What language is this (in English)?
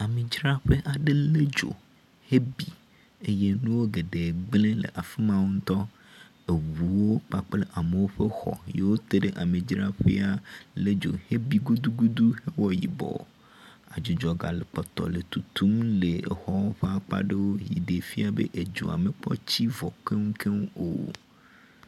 Ewe